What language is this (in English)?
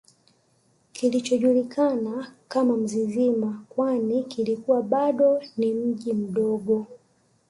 Swahili